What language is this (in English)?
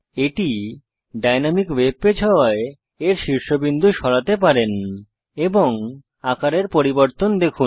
Bangla